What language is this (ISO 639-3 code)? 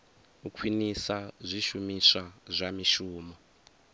ven